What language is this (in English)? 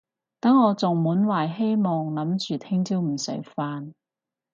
Cantonese